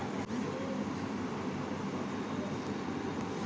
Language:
Bangla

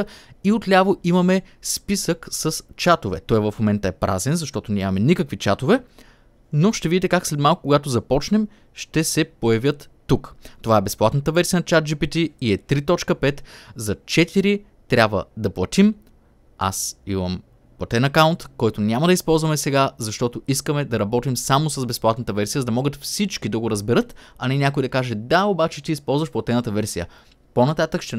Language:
Bulgarian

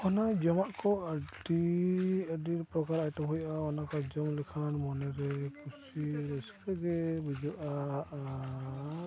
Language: Santali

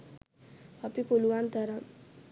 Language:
Sinhala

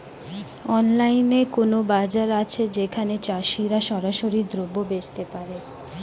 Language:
Bangla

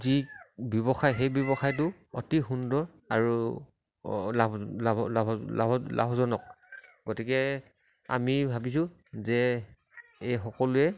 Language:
Assamese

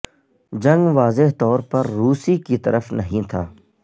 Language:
Urdu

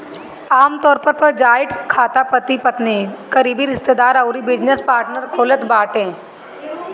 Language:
Bhojpuri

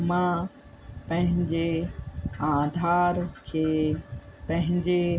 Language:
Sindhi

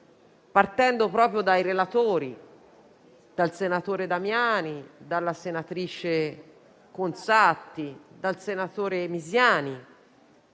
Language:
Italian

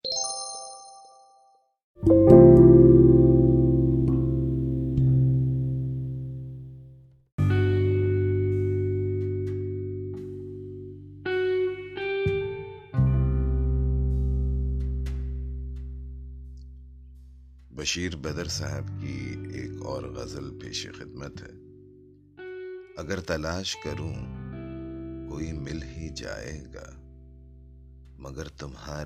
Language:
Urdu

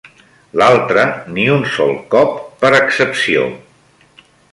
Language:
Catalan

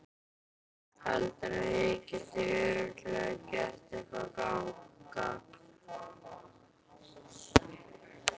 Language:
Icelandic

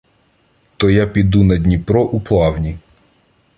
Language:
Ukrainian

